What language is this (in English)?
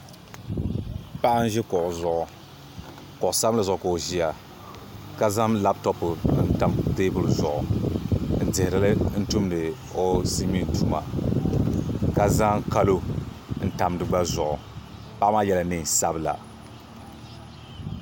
Dagbani